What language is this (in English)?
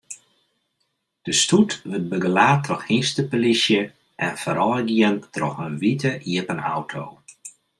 Western Frisian